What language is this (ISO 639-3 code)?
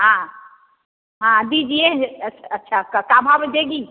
hin